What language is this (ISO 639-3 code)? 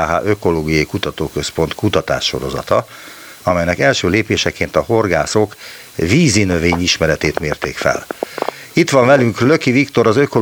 hun